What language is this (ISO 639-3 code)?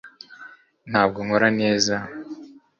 kin